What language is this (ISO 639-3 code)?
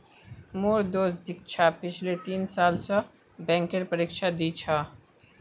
mag